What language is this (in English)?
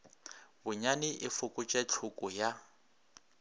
Northern Sotho